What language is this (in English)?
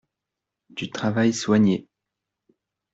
French